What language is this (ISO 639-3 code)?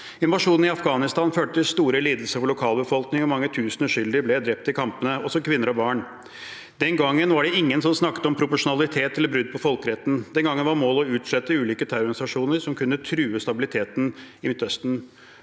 nor